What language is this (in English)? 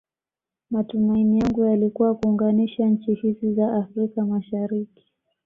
Swahili